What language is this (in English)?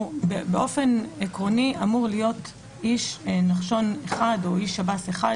Hebrew